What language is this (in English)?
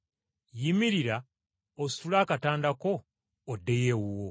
Ganda